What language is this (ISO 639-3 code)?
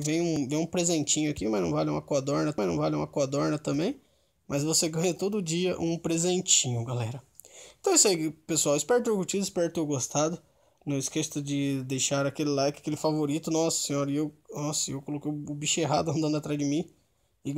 por